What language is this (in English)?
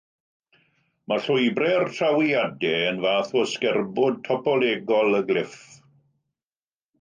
Welsh